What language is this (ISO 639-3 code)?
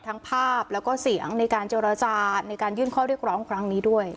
tha